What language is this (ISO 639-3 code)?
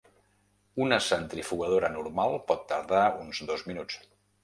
cat